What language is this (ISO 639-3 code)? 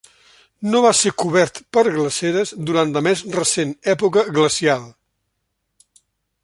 cat